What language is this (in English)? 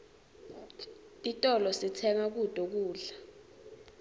Swati